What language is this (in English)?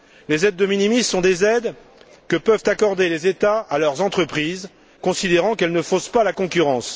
French